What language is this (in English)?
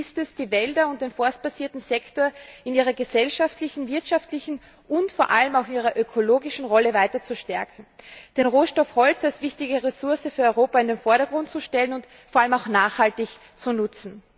German